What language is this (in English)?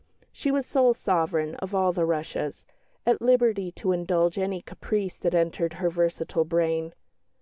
English